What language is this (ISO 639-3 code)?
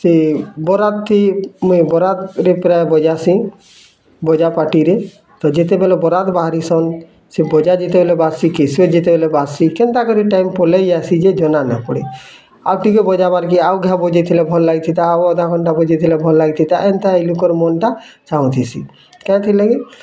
ori